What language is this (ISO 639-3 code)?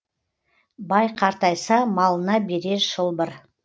kaz